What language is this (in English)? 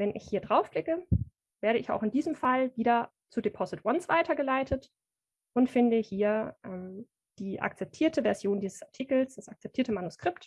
German